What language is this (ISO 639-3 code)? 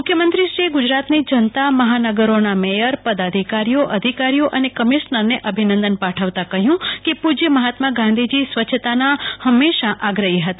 guj